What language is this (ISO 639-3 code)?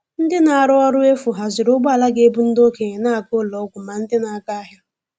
ibo